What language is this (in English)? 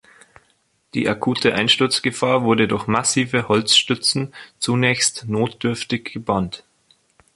German